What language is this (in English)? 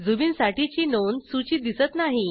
Marathi